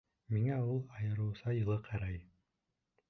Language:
Bashkir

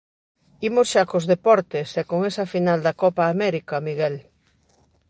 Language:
Galician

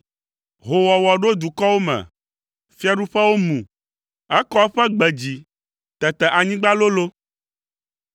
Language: Ewe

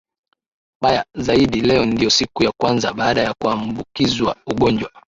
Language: Swahili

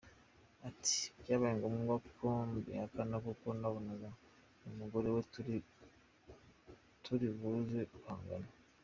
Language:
Kinyarwanda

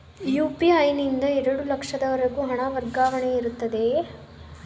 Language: Kannada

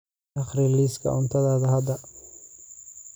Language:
Somali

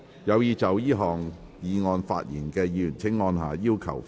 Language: Cantonese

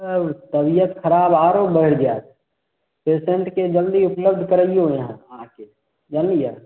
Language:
Maithili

